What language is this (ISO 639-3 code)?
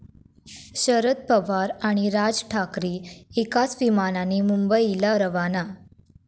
mar